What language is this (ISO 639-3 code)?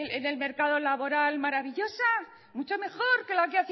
spa